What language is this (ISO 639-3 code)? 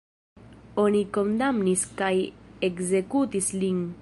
epo